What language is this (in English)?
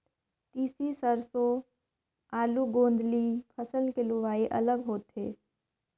Chhattisgarhi